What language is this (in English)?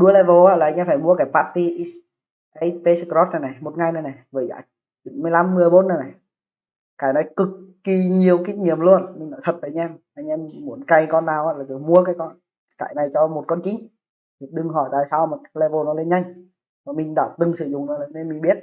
Vietnamese